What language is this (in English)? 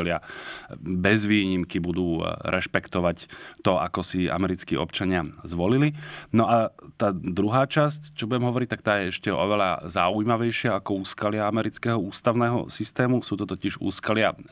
Slovak